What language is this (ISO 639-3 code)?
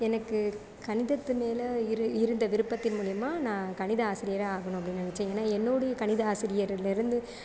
tam